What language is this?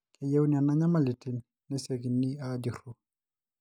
Masai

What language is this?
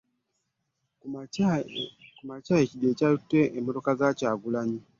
Ganda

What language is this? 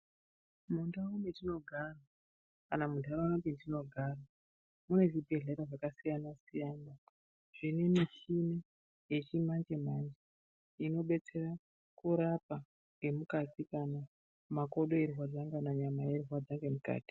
Ndau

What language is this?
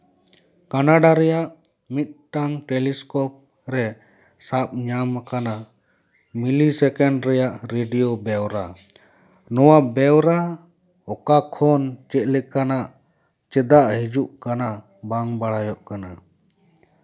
Santali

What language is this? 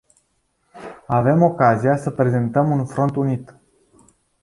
Romanian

